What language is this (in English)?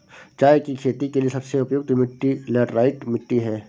Hindi